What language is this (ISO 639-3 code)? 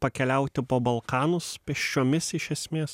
lit